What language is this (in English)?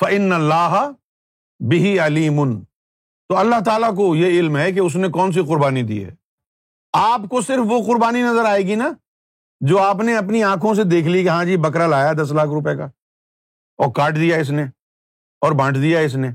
Urdu